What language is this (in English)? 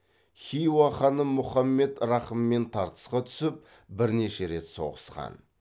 Kazakh